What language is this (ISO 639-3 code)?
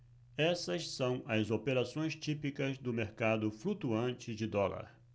por